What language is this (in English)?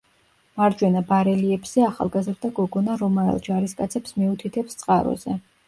Georgian